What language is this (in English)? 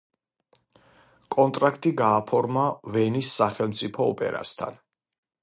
Georgian